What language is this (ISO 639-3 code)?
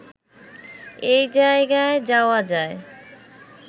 ben